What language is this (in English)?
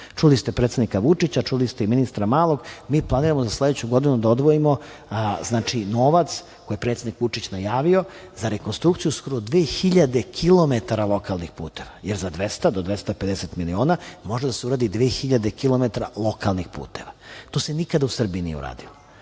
Serbian